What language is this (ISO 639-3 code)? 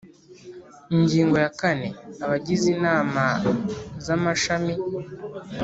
kin